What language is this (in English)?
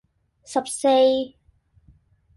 Cantonese